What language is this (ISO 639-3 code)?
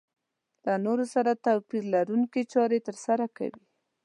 pus